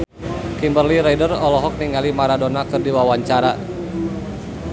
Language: Sundanese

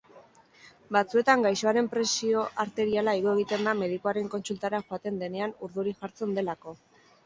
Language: Basque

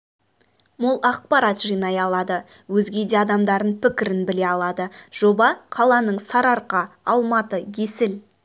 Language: Kazakh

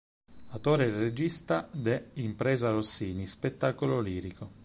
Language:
Italian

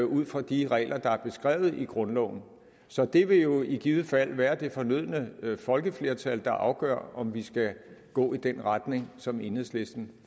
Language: Danish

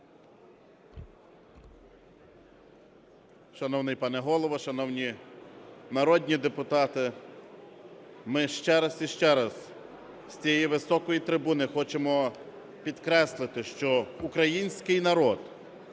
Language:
Ukrainian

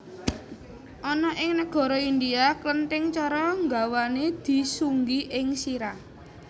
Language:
Javanese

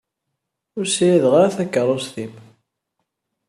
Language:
Kabyle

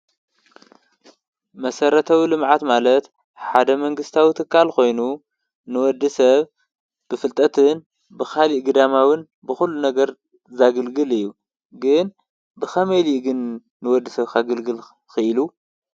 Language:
Tigrinya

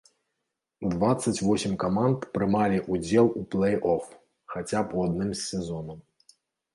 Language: Belarusian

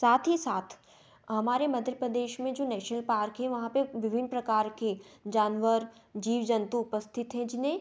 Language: Hindi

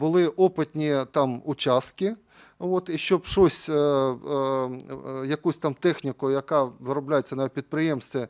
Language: Ukrainian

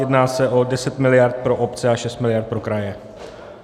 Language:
Czech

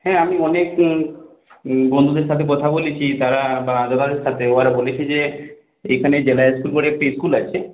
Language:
Bangla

